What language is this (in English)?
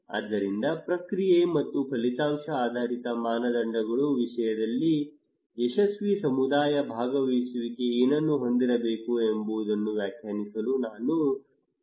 Kannada